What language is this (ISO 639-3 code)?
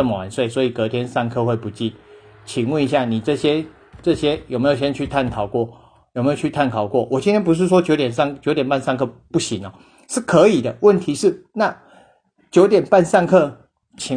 zho